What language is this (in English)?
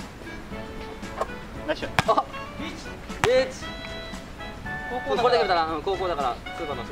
Japanese